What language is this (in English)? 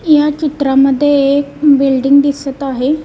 Marathi